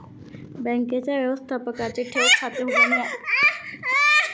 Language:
Marathi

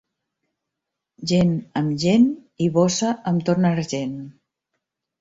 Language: Catalan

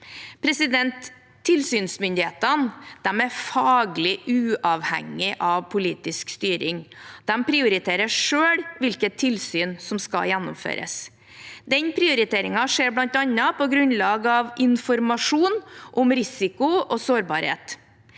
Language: Norwegian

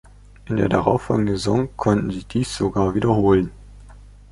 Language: German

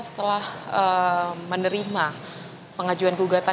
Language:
Indonesian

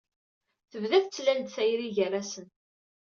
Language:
Kabyle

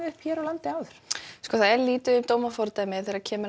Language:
Icelandic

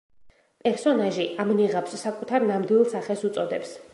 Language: Georgian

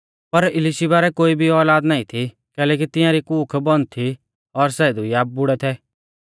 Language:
Mahasu Pahari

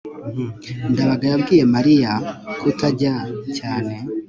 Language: Kinyarwanda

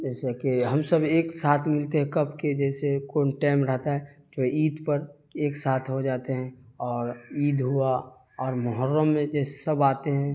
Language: Urdu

